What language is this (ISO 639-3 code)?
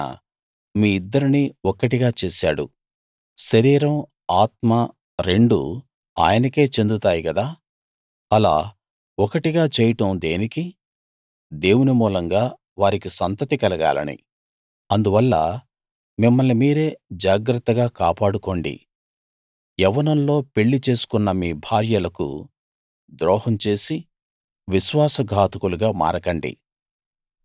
tel